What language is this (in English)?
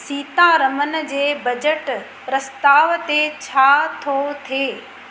Sindhi